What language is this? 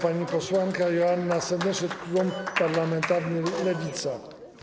Polish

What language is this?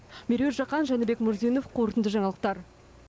Kazakh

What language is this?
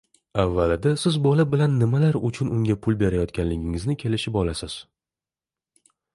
Uzbek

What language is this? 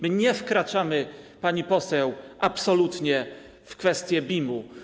Polish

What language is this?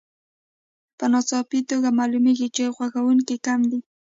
Pashto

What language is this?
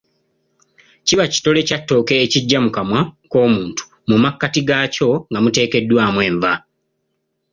Ganda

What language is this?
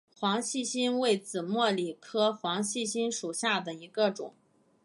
Chinese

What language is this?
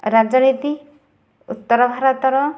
Odia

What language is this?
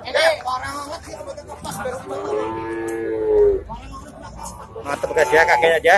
Indonesian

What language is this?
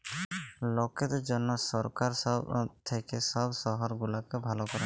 Bangla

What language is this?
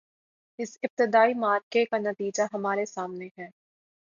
Urdu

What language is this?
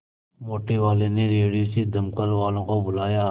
Hindi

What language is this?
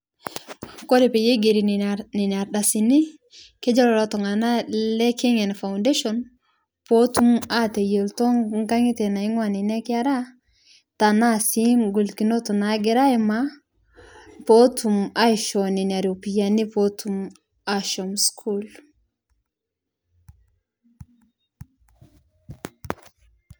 Masai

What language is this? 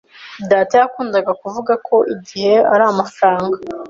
Kinyarwanda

